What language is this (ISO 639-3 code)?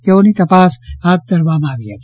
guj